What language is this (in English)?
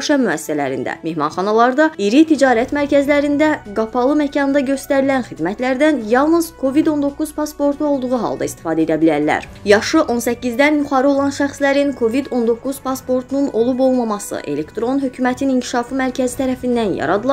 Turkish